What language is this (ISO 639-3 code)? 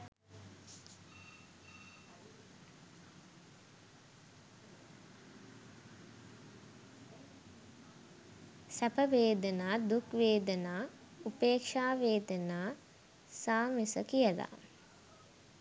sin